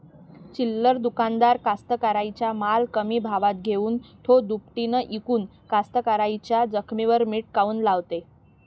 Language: Marathi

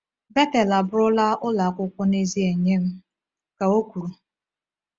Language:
Igbo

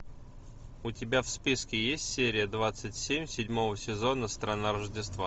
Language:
Russian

